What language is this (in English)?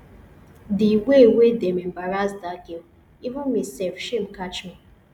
Nigerian Pidgin